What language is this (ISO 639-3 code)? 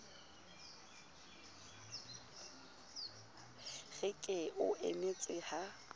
sot